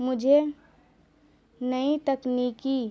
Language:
Urdu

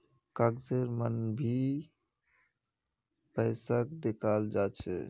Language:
Magahi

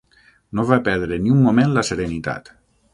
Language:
Catalan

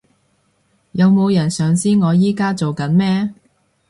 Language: Cantonese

